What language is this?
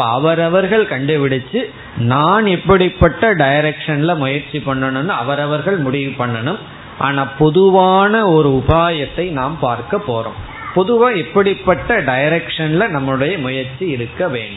Tamil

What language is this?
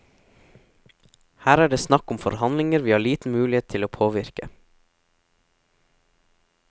Norwegian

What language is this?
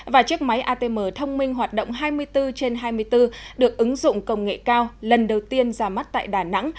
Vietnamese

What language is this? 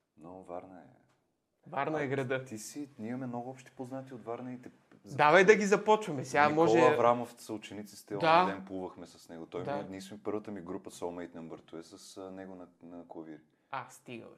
Bulgarian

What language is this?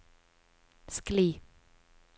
Norwegian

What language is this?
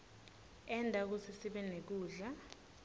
Swati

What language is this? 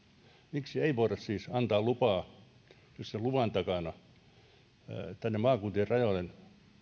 Finnish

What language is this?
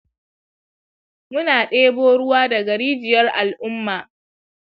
Hausa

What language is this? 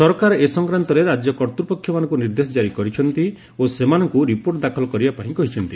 Odia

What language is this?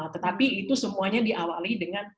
Indonesian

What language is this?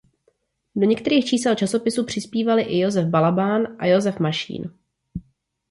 Czech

